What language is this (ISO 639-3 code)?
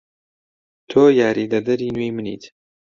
ckb